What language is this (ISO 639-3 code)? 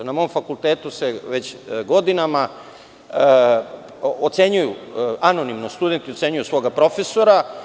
srp